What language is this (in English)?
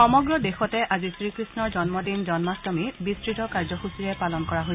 Assamese